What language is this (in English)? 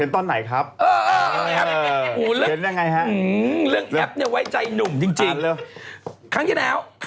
Thai